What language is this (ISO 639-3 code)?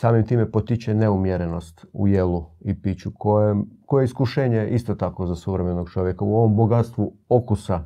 hrv